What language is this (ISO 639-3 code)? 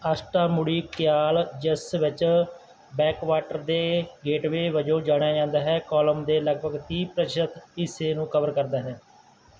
pan